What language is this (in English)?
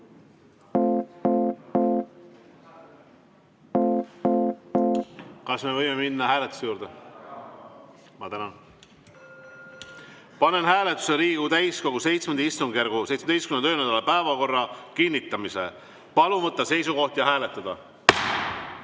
Estonian